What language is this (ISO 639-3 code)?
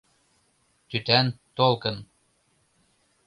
chm